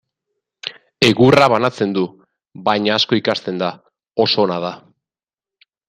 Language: Basque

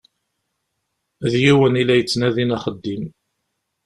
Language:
Kabyle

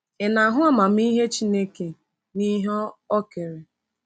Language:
Igbo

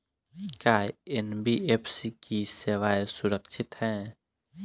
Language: Bhojpuri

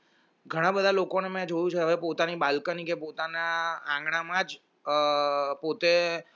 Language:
Gujarati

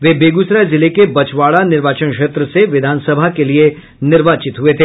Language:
Hindi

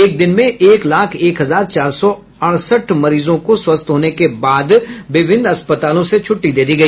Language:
Hindi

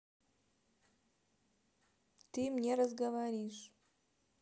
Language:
Russian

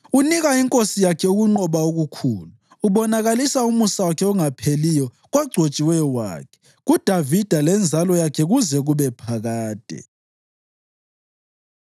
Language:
North Ndebele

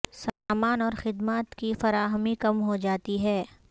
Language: Urdu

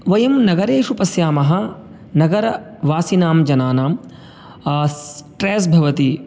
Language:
Sanskrit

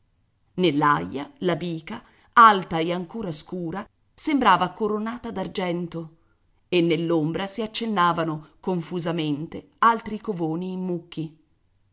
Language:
Italian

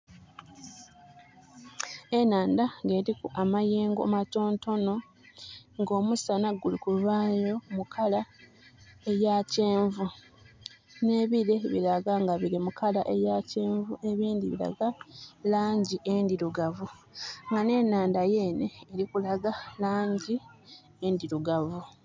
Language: Soga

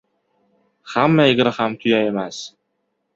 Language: Uzbek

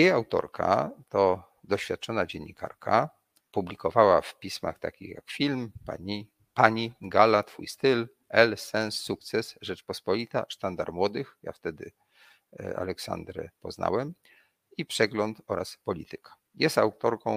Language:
Polish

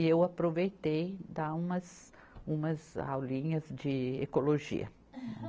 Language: Portuguese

